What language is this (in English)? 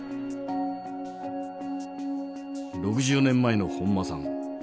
Japanese